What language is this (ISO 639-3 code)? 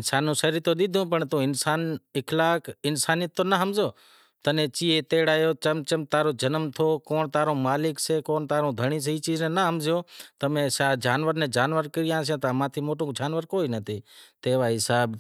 kxp